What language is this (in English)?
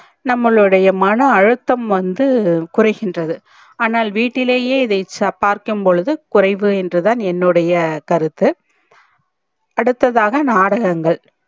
Tamil